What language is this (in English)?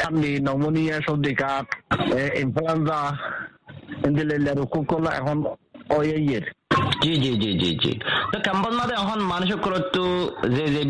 Bangla